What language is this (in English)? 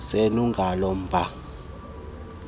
Xhosa